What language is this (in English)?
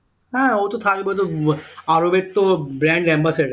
Bangla